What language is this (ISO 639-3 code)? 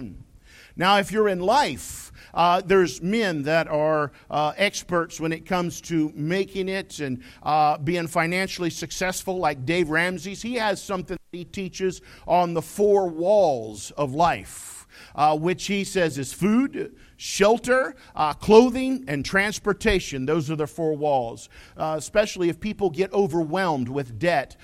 eng